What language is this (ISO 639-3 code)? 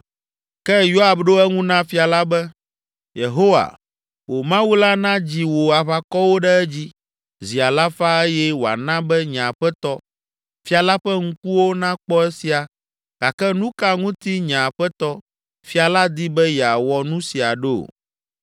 ewe